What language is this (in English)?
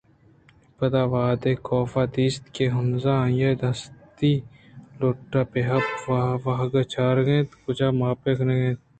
Eastern Balochi